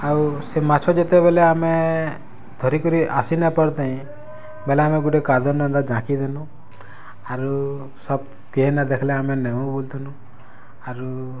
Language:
Odia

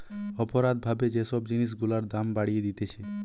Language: Bangla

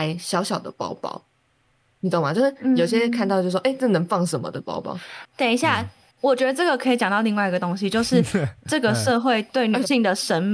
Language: Chinese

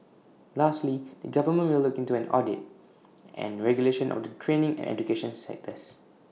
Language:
English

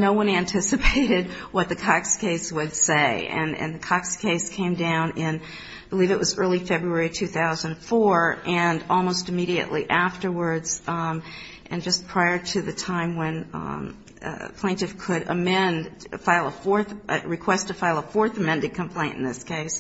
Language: English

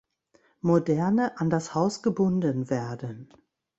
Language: German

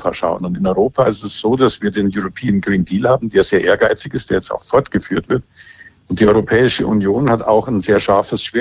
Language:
German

